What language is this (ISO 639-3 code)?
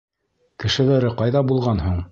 bak